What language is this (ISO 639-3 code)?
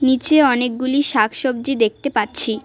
ben